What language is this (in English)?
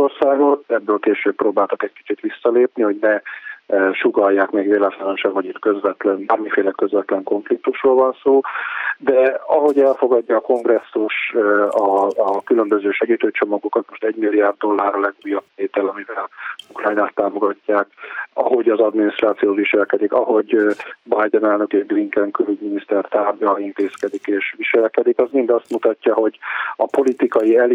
Hungarian